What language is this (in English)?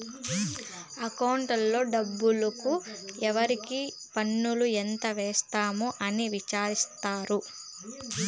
Telugu